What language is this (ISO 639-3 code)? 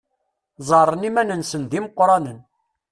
kab